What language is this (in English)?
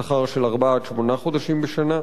Hebrew